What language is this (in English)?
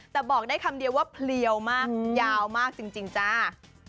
Thai